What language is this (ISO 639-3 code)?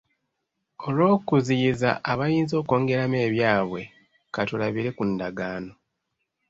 lug